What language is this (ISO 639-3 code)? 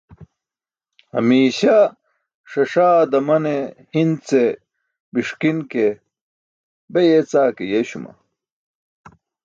bsk